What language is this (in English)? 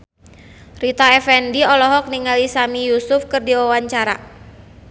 Sundanese